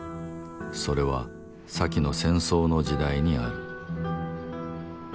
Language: Japanese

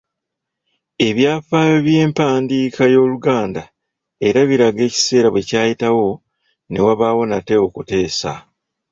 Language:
Ganda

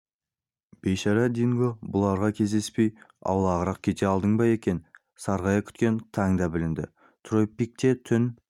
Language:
Kazakh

